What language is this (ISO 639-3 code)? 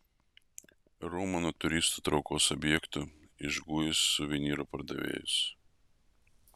lit